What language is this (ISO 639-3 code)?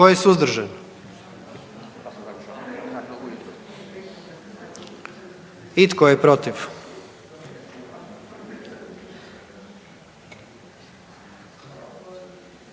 hrv